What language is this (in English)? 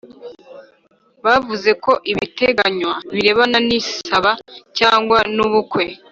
Kinyarwanda